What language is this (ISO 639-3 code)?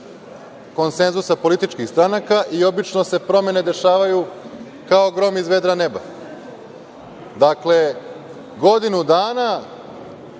srp